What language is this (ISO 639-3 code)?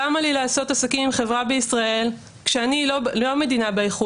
heb